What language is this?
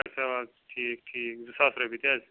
Kashmiri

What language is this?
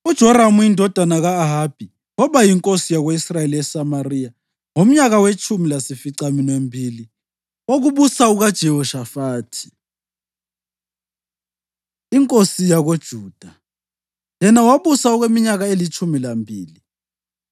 North Ndebele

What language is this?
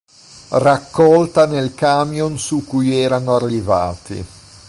Italian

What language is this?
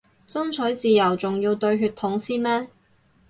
Cantonese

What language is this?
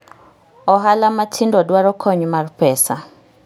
Luo (Kenya and Tanzania)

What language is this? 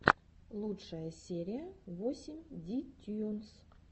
Russian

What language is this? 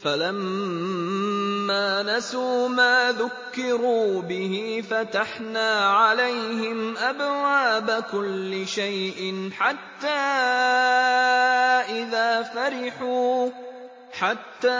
Arabic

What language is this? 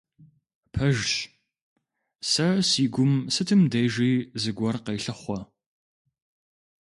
Kabardian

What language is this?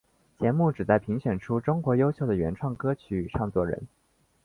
Chinese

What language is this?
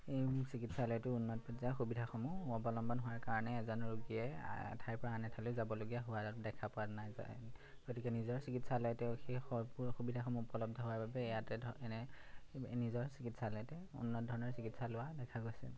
Assamese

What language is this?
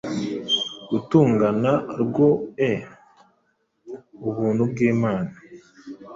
Kinyarwanda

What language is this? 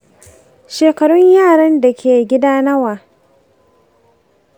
Hausa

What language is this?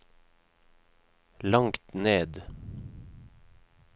Norwegian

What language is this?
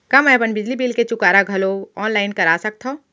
Chhattisgarhi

